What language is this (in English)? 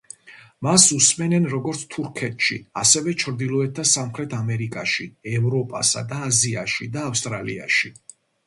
Georgian